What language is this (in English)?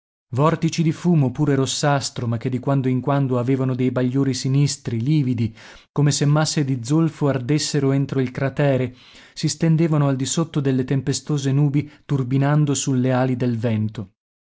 Italian